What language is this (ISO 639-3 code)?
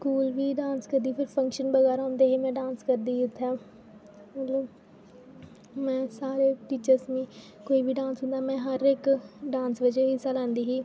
doi